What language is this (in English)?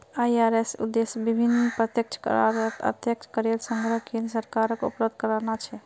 Magahi